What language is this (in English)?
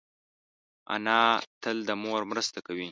Pashto